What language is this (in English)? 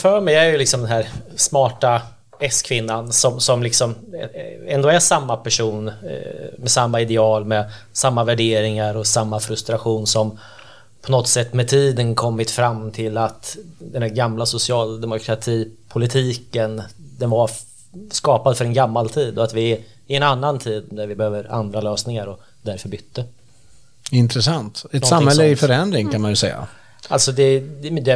Swedish